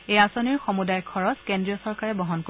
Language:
Assamese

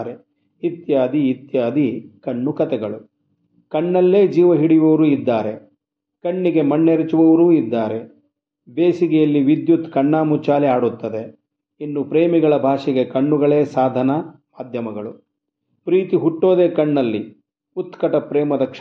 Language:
Kannada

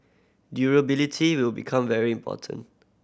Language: English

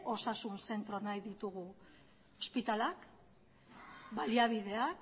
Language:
Basque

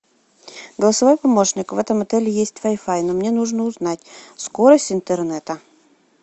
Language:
Russian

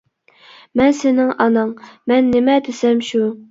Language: Uyghur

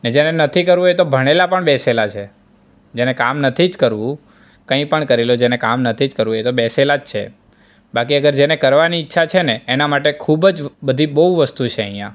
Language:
Gujarati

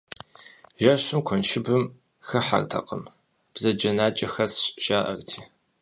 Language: Kabardian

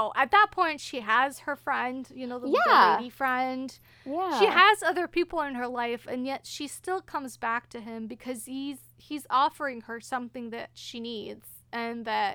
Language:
English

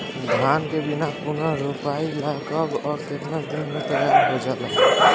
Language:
Bhojpuri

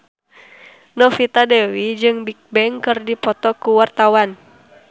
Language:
Sundanese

